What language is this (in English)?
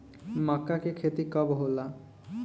Bhojpuri